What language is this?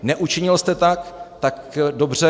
Czech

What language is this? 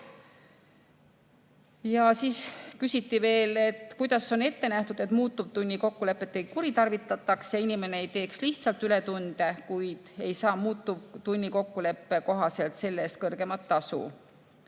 Estonian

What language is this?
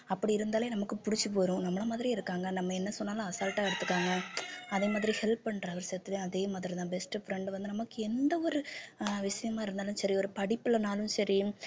Tamil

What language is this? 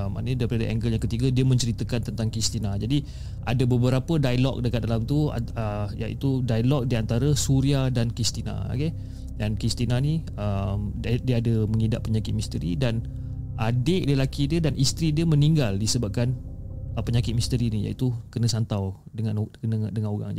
Malay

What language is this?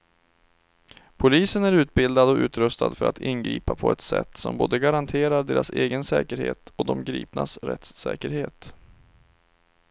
Swedish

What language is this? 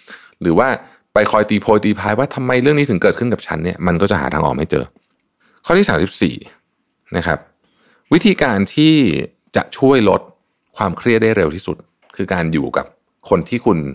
Thai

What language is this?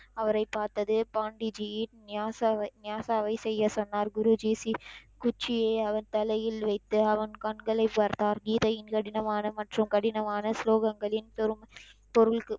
Tamil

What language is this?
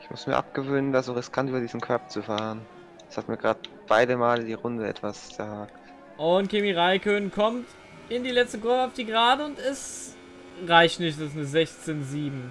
German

